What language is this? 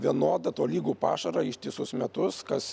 Lithuanian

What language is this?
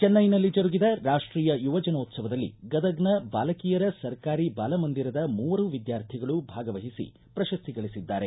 Kannada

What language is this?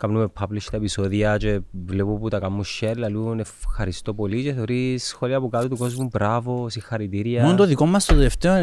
Greek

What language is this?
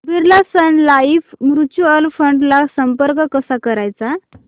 Marathi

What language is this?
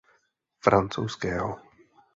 Czech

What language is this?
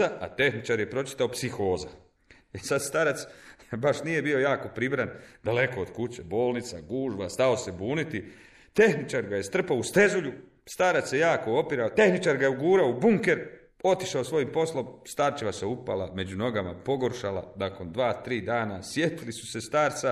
Croatian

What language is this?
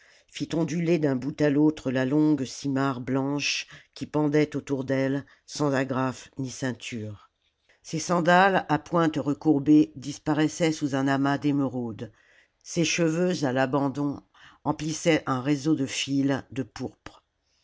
French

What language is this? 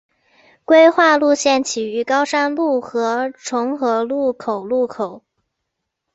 Chinese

